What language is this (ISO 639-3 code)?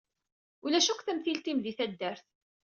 kab